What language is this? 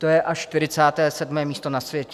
Czech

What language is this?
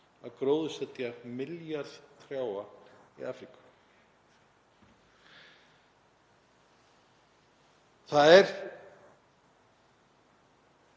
Icelandic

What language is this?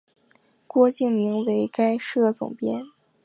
Chinese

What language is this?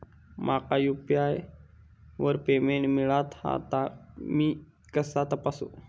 Marathi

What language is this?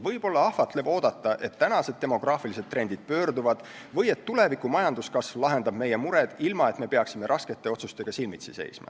Estonian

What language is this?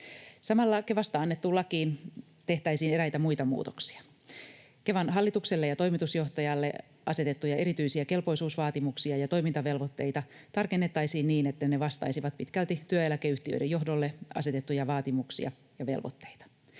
Finnish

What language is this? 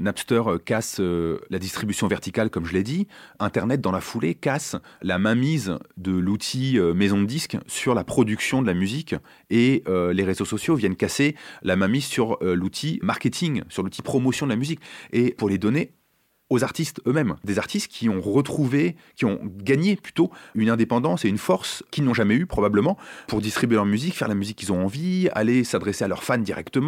French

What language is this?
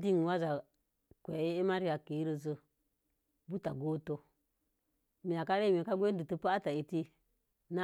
Mom Jango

